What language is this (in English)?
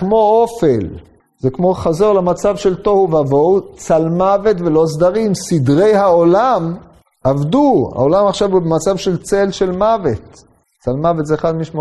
Hebrew